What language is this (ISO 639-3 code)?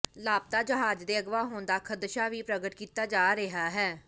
pan